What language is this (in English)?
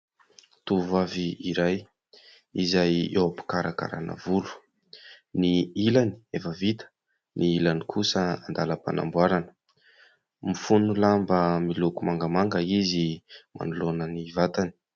Malagasy